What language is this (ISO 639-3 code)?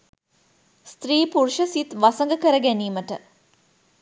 sin